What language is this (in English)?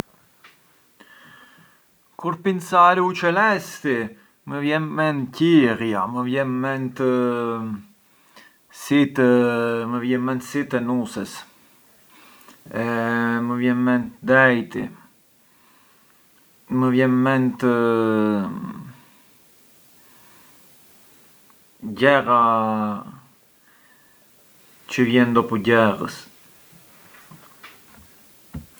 Arbëreshë Albanian